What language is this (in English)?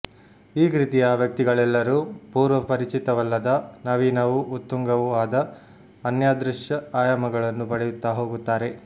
Kannada